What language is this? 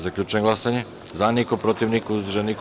Serbian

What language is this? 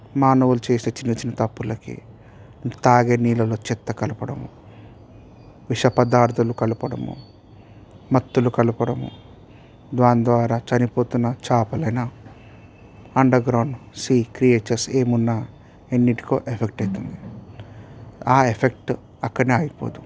Telugu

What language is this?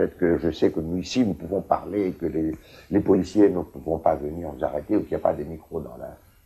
French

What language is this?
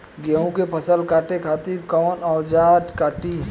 Bhojpuri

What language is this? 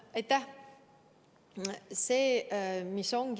Estonian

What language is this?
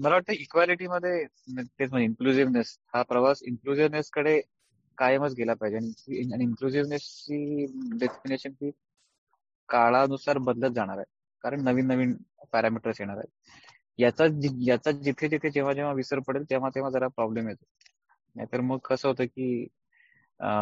Marathi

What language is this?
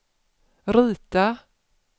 Swedish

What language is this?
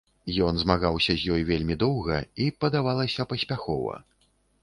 Belarusian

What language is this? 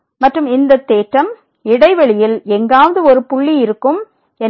Tamil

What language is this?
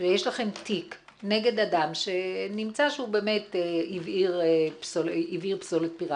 Hebrew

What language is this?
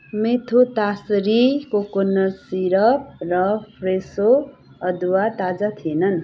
Nepali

